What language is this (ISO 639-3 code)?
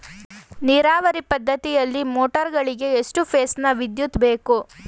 kan